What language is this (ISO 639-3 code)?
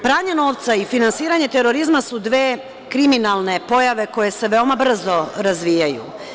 srp